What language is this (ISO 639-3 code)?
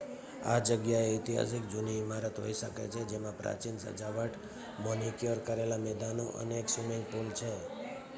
guj